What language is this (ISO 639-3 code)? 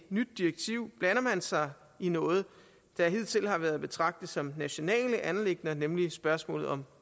dan